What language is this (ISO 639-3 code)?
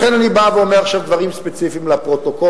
heb